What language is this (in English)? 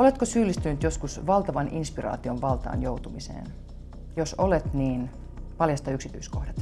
Finnish